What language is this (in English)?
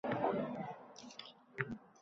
Uzbek